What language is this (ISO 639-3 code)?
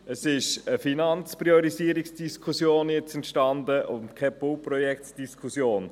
gsw